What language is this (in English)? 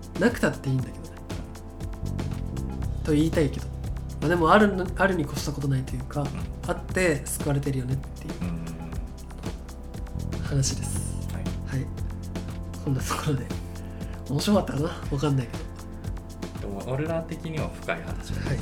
Japanese